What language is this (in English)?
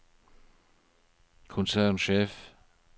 Norwegian